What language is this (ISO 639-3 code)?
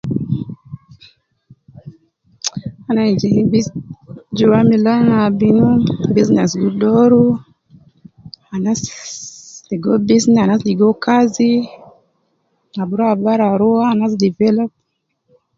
kcn